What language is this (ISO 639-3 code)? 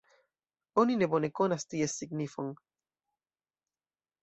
epo